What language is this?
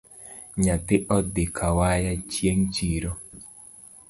Luo (Kenya and Tanzania)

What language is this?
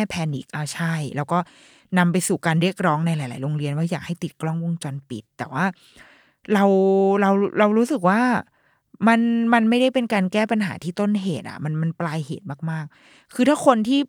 Thai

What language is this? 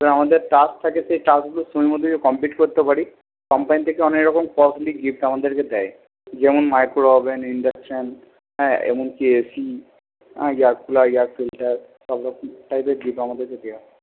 Bangla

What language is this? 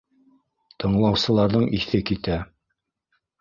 Bashkir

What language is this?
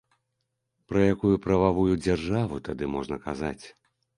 Belarusian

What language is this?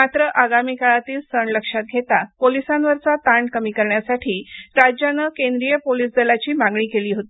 Marathi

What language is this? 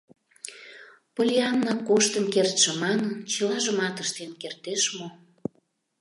Mari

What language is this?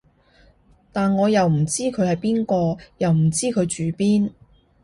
Cantonese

